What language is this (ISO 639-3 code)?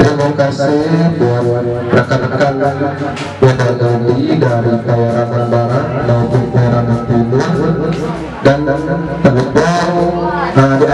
ind